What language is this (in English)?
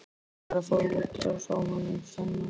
Icelandic